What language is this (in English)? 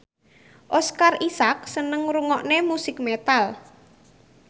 Javanese